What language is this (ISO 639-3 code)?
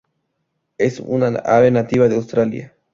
spa